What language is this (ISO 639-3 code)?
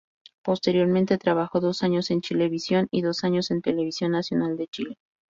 spa